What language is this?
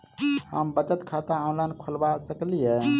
Maithili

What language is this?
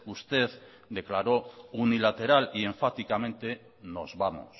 Spanish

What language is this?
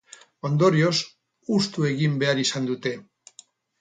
Basque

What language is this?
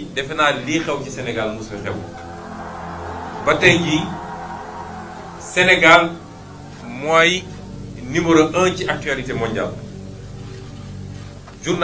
French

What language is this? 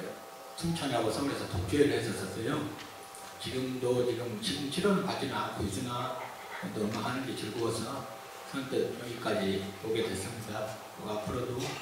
Korean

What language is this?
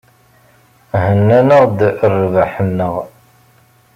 Kabyle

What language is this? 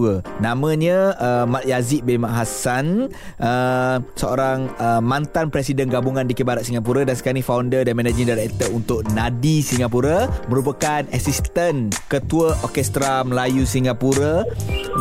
Malay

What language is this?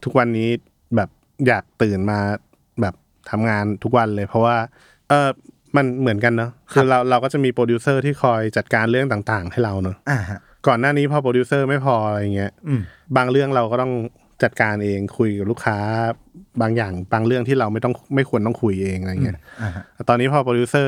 Thai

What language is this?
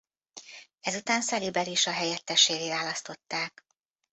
Hungarian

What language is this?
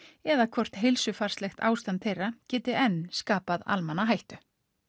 Icelandic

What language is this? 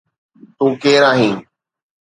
Sindhi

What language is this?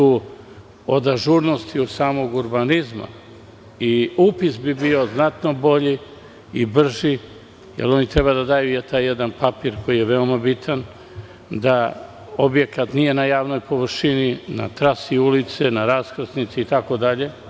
Serbian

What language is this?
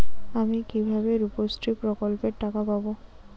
Bangla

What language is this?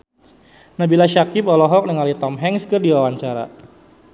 Sundanese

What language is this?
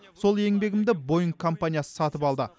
Kazakh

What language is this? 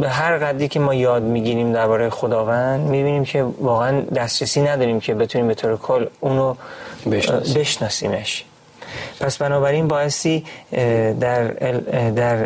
Persian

